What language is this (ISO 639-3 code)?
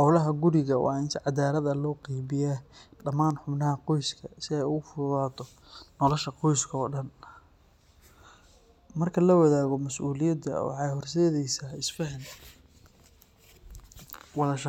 som